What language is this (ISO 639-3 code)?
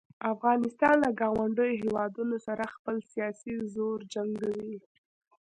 pus